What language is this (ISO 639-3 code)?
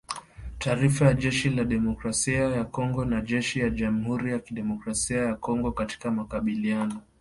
swa